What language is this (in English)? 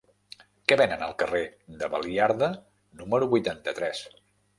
Catalan